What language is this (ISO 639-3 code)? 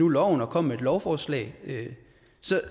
dan